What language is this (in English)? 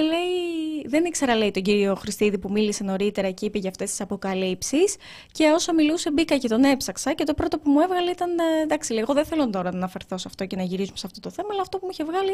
Greek